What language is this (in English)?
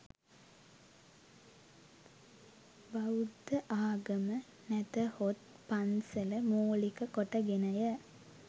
Sinhala